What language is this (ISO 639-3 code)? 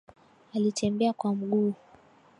swa